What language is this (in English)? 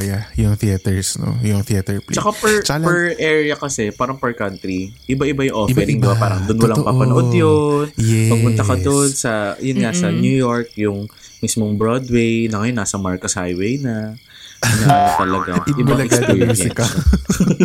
Filipino